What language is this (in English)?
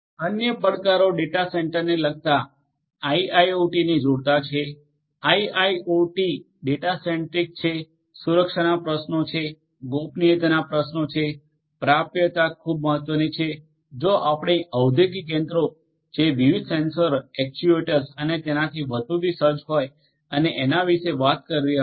Gujarati